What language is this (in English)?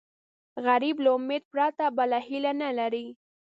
Pashto